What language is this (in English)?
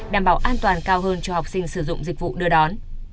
Vietnamese